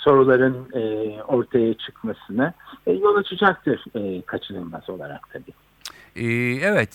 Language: Turkish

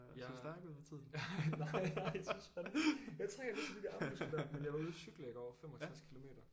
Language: Danish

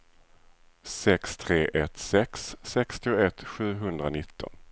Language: Swedish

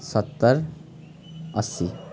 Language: Nepali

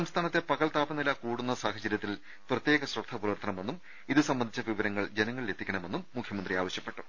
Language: Malayalam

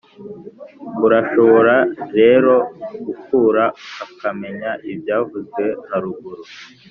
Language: Kinyarwanda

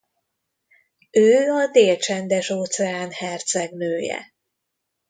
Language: Hungarian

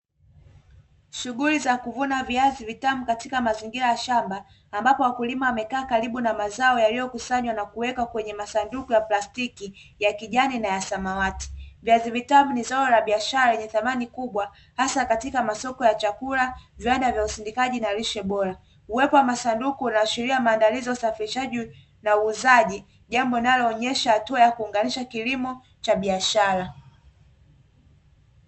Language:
Swahili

